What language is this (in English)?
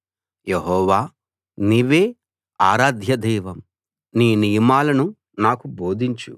Telugu